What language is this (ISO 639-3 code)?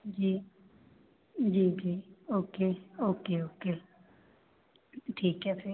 hin